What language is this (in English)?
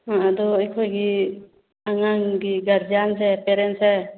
Manipuri